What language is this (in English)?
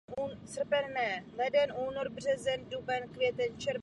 Czech